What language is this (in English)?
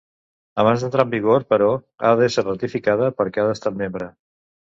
Catalan